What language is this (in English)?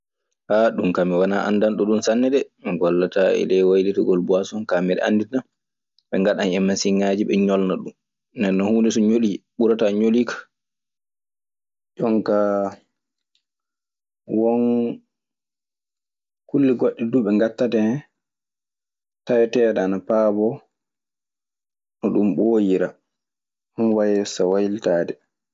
Maasina Fulfulde